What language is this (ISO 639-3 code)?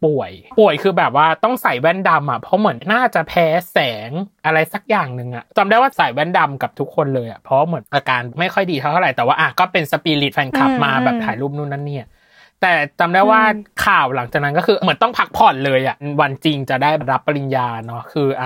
tha